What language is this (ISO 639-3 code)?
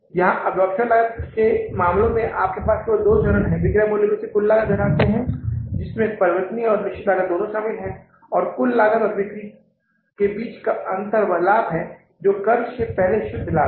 hin